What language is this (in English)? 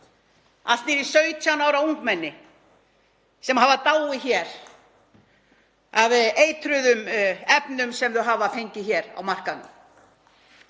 Icelandic